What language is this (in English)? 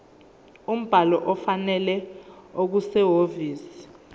Zulu